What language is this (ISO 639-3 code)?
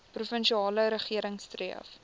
afr